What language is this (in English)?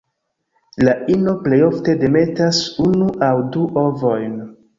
Esperanto